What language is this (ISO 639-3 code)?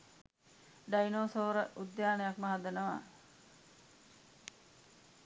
sin